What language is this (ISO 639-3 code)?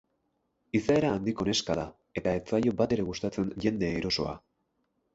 eus